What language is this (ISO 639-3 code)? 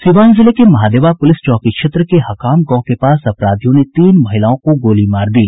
hin